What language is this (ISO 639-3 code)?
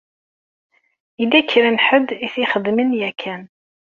kab